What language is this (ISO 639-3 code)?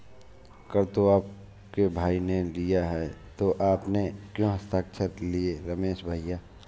hin